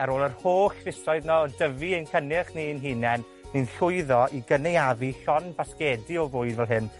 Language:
Welsh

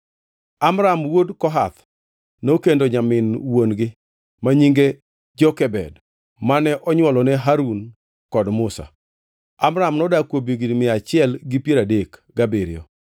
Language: Luo (Kenya and Tanzania)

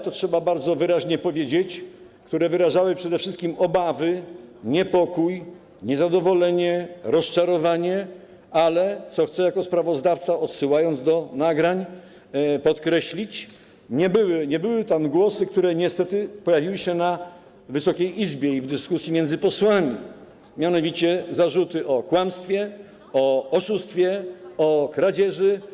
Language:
Polish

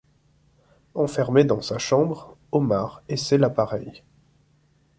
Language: French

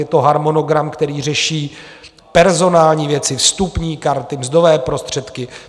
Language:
Czech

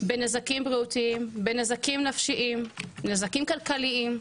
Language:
Hebrew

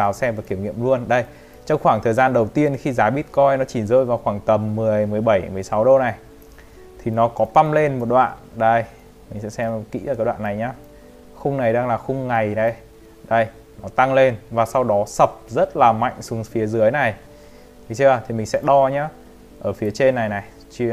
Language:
Vietnamese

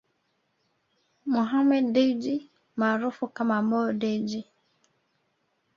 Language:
Swahili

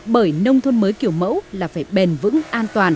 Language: Vietnamese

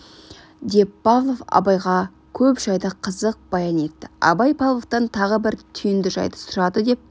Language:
Kazakh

